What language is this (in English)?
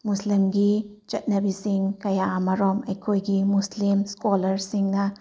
Manipuri